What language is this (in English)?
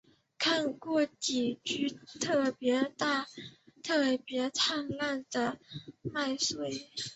Chinese